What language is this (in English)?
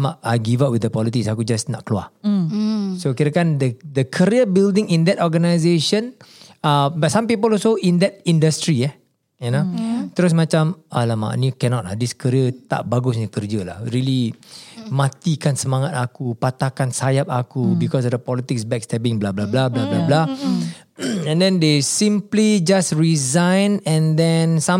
Malay